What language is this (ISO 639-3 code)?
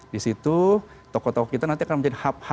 ind